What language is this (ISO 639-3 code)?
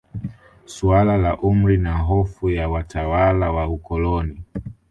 swa